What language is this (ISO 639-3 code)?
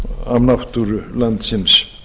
isl